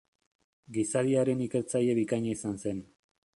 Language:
Basque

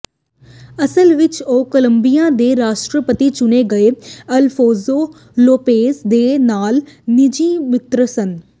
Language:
Punjabi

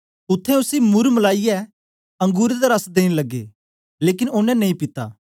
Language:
Dogri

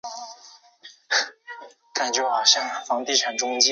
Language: Chinese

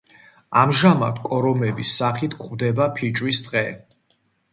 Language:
Georgian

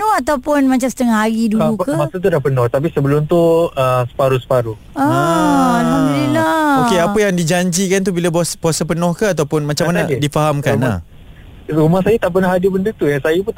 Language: Malay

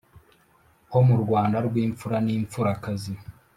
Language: Kinyarwanda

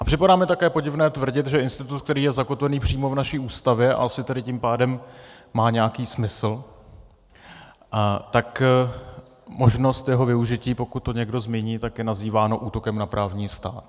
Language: Czech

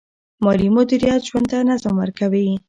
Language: Pashto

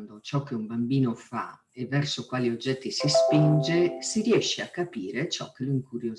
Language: Italian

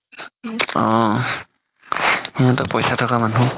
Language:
Assamese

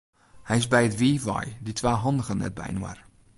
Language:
Western Frisian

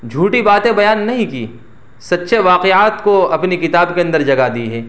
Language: Urdu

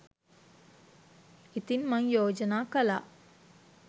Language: Sinhala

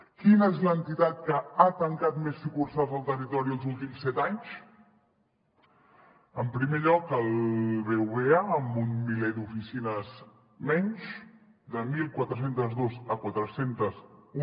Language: Catalan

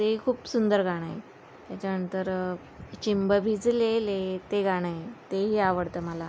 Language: Marathi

